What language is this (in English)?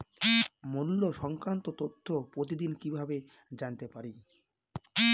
Bangla